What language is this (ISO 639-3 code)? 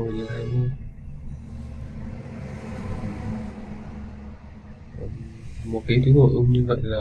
vie